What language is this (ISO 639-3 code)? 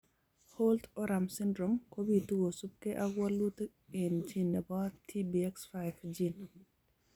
kln